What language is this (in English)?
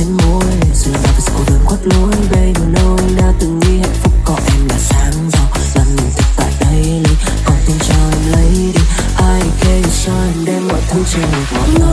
Vietnamese